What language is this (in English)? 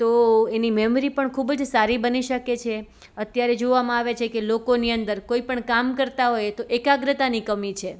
Gujarati